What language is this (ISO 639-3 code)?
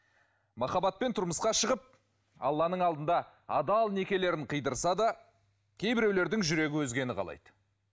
kaz